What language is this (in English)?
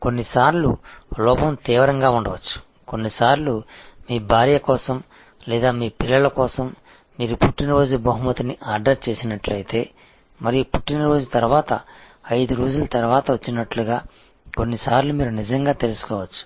Telugu